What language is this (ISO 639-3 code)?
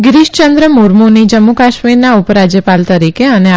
guj